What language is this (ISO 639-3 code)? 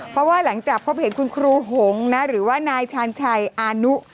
tha